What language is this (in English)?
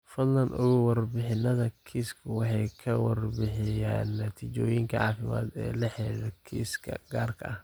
Somali